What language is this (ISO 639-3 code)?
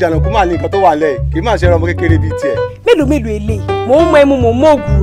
fra